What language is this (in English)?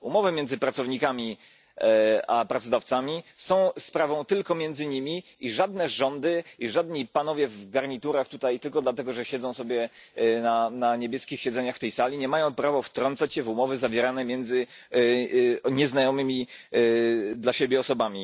Polish